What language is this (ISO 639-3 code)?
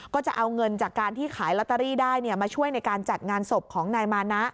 tha